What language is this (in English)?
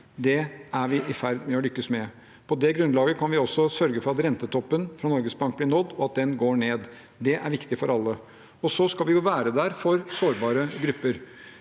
Norwegian